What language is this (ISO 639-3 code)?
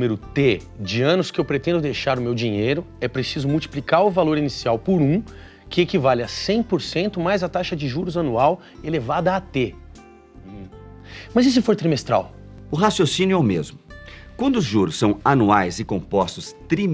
por